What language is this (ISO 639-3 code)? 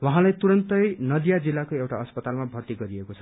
nep